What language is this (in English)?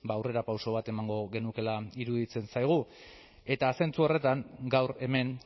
Basque